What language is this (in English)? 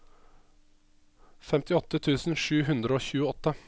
Norwegian